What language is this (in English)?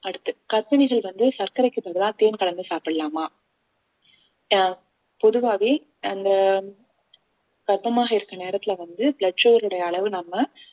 Tamil